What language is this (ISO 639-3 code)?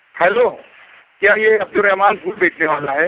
urd